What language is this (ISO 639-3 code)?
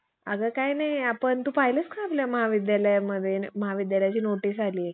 mar